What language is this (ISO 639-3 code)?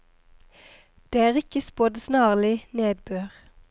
nor